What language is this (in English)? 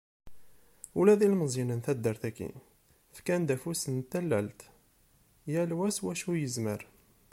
Kabyle